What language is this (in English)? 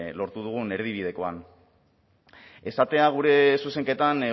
Basque